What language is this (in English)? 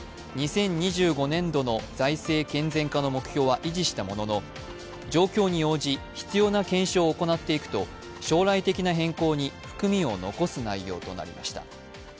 Japanese